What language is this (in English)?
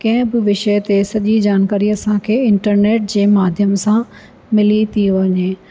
Sindhi